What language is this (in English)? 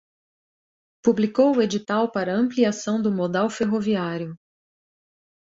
Portuguese